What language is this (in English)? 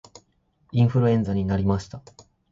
Japanese